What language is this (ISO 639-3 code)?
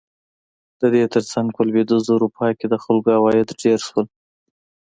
pus